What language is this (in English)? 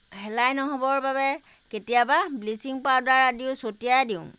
Assamese